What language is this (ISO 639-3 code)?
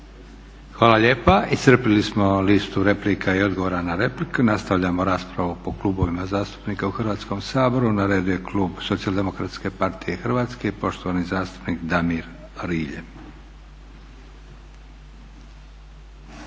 hrv